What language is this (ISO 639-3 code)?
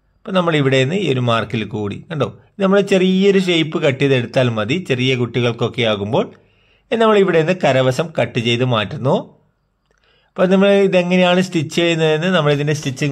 mal